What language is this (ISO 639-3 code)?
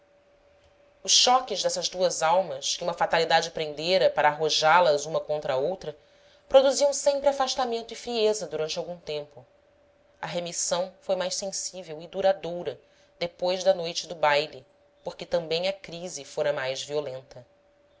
por